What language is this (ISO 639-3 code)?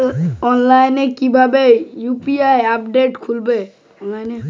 ben